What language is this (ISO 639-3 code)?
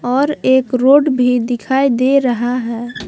hin